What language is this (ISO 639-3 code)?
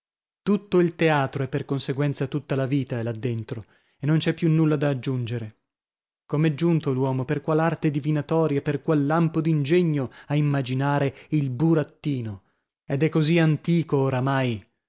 ita